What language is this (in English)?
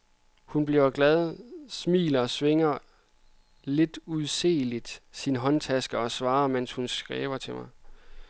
Danish